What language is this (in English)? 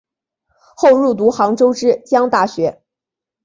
Chinese